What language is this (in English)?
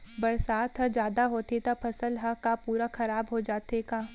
Chhattisgarhi